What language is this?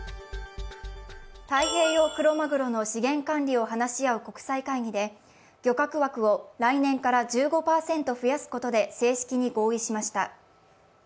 Japanese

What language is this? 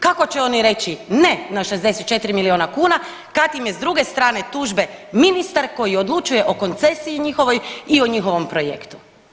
Croatian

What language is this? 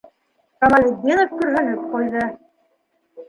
Bashkir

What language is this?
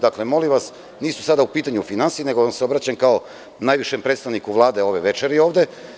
Serbian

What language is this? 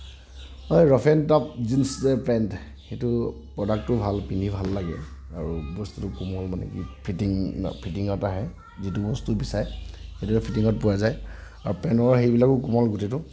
Assamese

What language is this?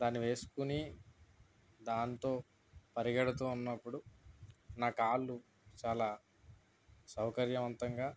Telugu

